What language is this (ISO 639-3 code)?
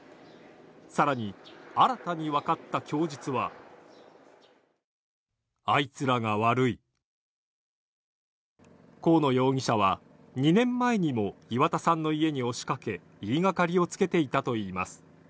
jpn